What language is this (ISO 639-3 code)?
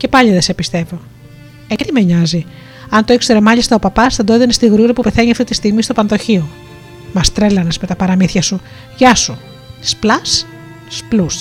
ell